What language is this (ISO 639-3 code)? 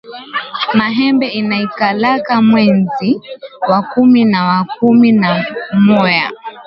swa